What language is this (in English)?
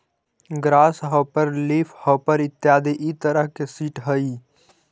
Magahi